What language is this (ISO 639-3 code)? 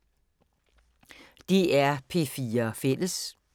dan